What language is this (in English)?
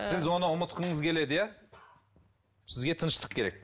Kazakh